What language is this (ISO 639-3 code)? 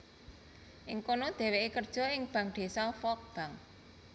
jav